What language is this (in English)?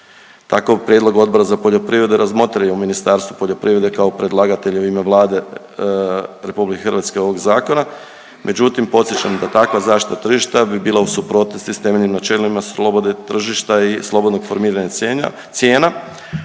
Croatian